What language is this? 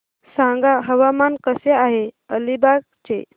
Marathi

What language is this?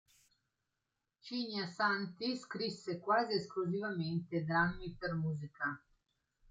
Italian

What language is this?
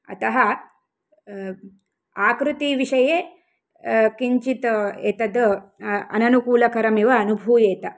Sanskrit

